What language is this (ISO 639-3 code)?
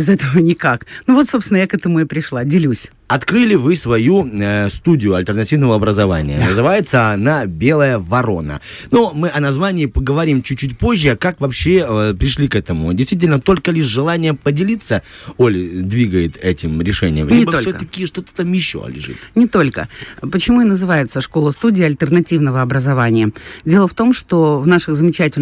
rus